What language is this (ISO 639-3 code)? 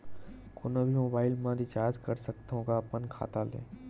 hne